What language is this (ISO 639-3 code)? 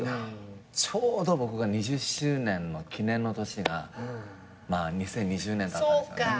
jpn